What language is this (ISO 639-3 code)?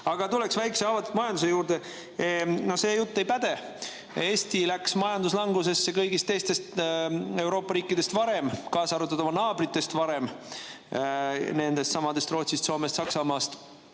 est